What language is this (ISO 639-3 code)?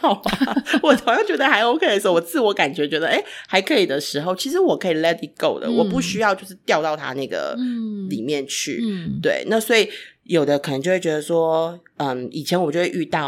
zho